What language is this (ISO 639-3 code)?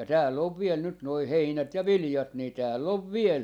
fin